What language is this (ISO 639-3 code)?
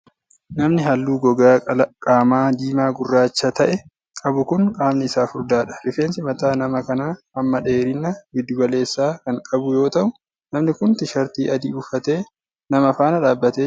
orm